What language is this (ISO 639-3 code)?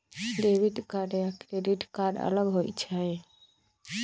mag